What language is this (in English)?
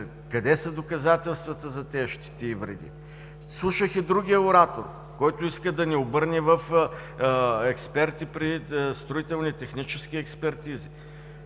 Bulgarian